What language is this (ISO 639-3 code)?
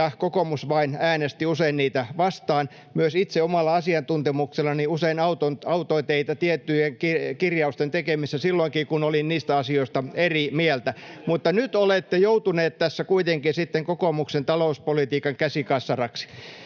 fin